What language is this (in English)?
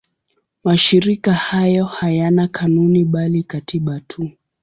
Swahili